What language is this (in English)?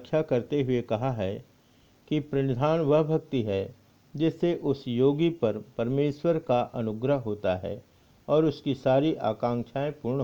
Hindi